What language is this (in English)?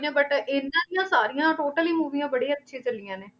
Punjabi